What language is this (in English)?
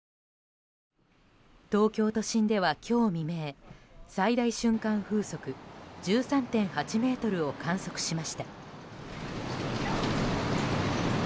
Japanese